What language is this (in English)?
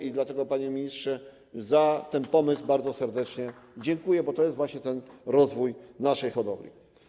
Polish